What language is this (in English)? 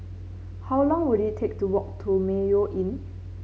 English